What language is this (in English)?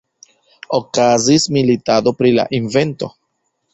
Esperanto